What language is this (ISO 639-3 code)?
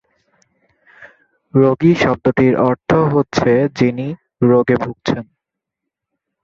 ben